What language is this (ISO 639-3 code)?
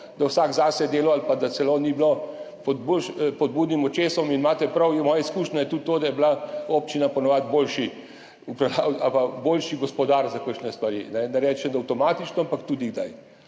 slv